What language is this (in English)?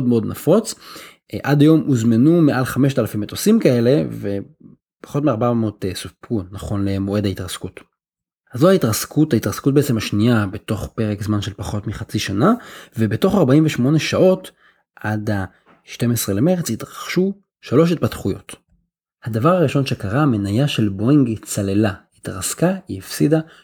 Hebrew